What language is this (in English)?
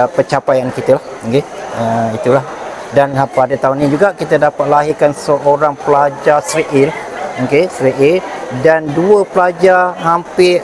Malay